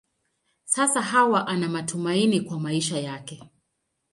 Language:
Swahili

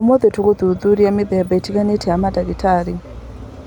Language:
Kikuyu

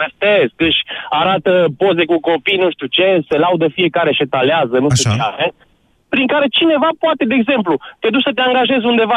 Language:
Romanian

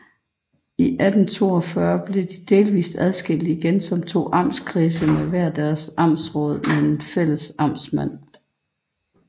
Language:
Danish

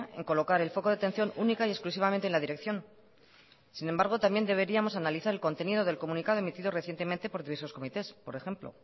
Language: Spanish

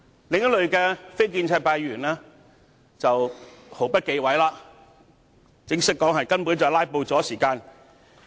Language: Cantonese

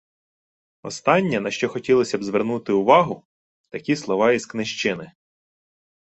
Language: Ukrainian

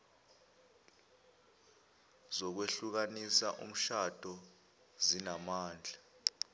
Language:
Zulu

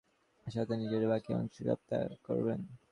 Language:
Bangla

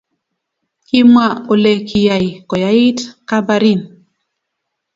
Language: Kalenjin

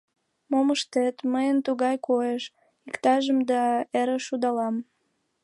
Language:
Mari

